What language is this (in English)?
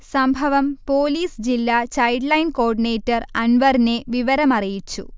Malayalam